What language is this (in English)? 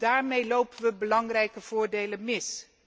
Dutch